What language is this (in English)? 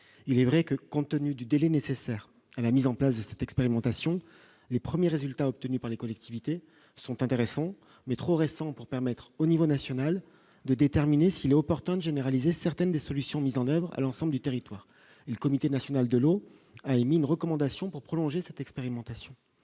French